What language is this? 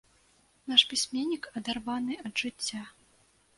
Belarusian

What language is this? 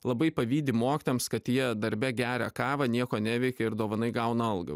Lithuanian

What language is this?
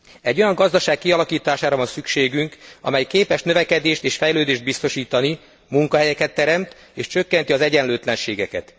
Hungarian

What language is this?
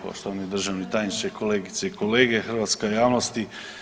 Croatian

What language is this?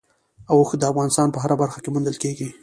Pashto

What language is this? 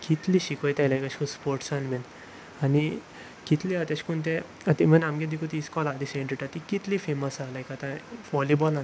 Konkani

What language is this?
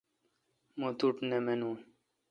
Kalkoti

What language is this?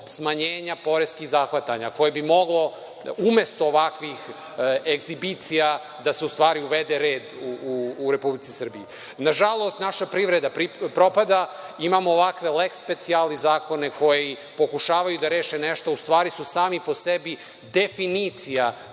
Serbian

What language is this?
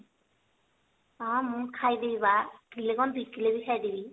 Odia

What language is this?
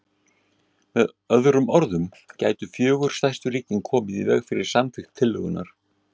Icelandic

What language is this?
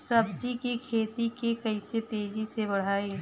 Bhojpuri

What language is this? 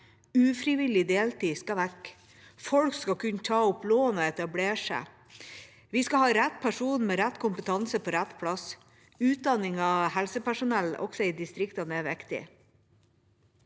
Norwegian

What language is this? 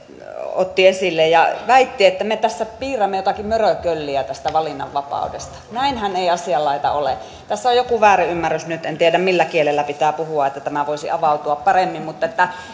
Finnish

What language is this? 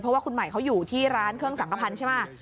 Thai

